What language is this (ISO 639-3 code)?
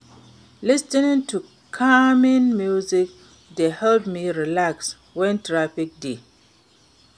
pcm